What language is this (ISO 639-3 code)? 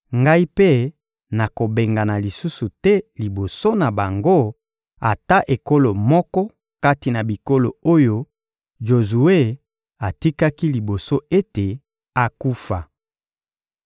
lin